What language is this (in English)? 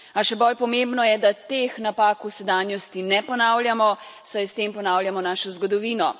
Slovenian